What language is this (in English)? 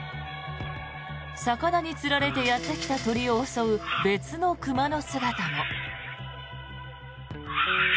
Japanese